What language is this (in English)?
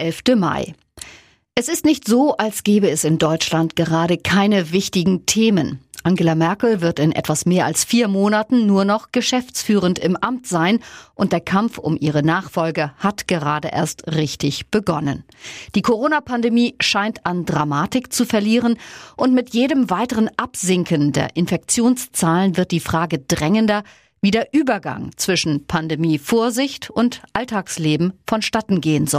German